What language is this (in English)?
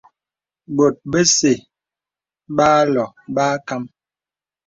Bebele